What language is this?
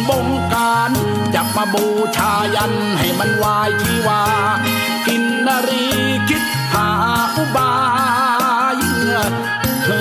Thai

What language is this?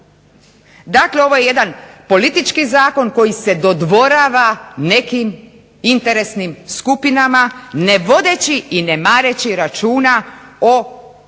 Croatian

